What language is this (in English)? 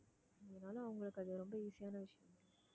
Tamil